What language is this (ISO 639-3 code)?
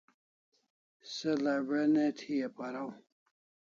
kls